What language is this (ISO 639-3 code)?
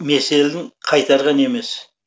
kaz